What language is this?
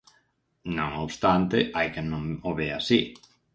Galician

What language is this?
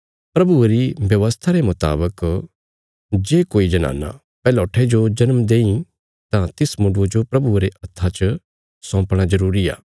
Bilaspuri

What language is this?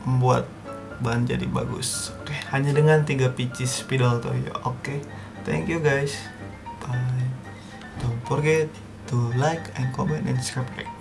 Indonesian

